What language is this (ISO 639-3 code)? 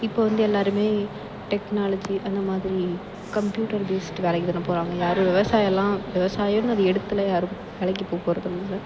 tam